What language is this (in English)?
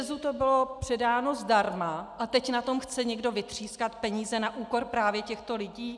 Czech